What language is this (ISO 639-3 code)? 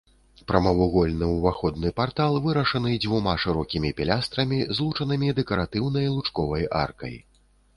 bel